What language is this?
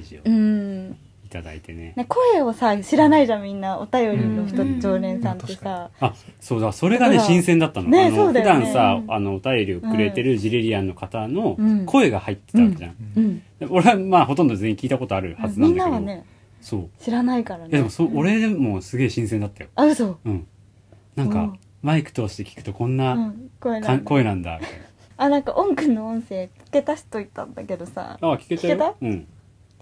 Japanese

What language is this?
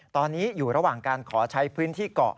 Thai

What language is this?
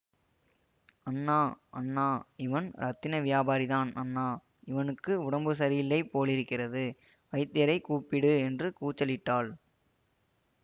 Tamil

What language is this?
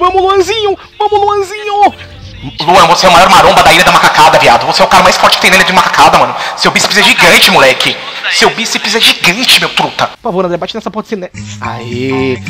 Portuguese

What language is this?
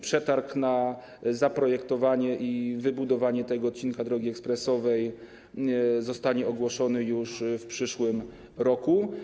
Polish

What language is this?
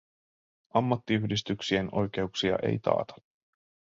Finnish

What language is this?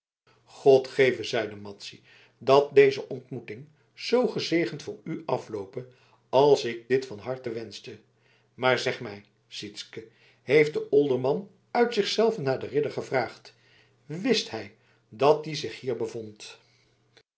Dutch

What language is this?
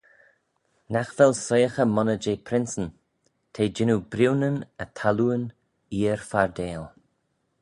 Manx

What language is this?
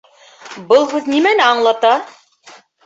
Bashkir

